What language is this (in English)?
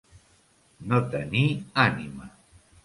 Catalan